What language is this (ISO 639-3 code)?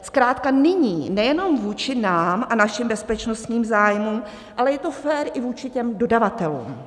ces